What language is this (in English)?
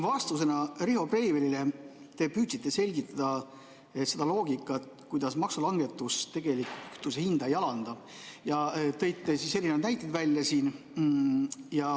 Estonian